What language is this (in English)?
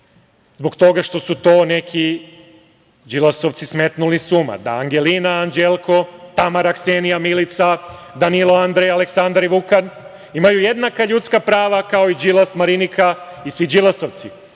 Serbian